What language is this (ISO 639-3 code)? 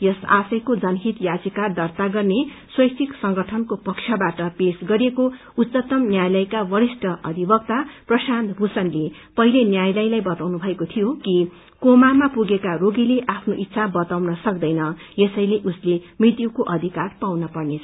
nep